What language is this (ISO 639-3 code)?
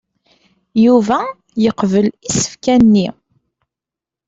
kab